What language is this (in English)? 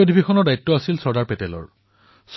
Assamese